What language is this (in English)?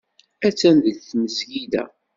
Kabyle